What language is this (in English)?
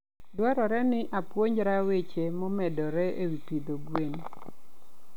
Luo (Kenya and Tanzania)